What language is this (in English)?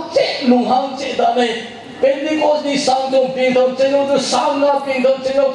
Korean